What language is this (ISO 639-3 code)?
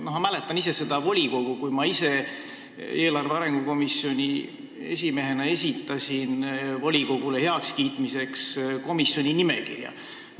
est